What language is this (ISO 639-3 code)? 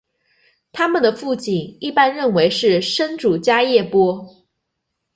zho